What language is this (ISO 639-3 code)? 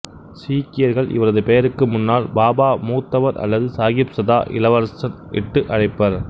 tam